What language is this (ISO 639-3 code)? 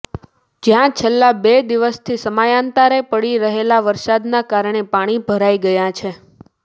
guj